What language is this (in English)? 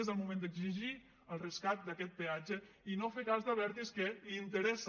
Catalan